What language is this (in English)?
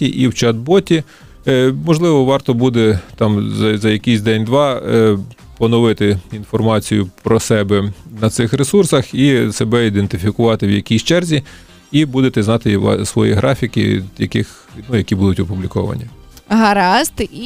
Ukrainian